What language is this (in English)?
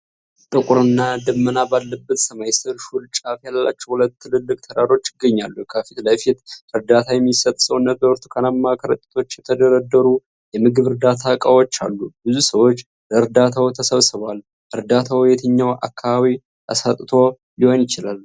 Amharic